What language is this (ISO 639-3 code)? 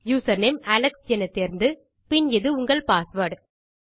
tam